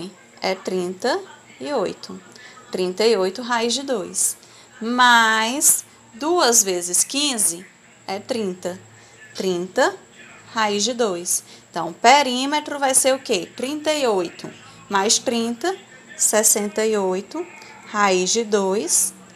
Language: Portuguese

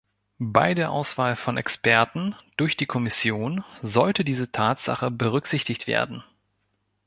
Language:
German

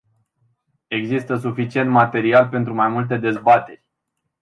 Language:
Romanian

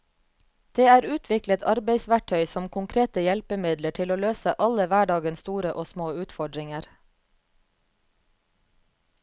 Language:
Norwegian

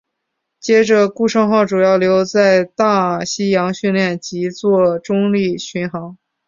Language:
Chinese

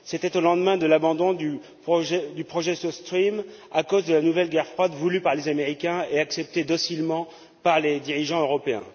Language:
French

